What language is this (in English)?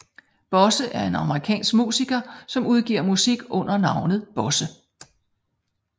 Danish